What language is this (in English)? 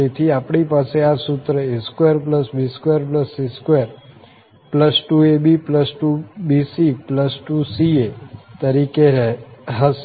Gujarati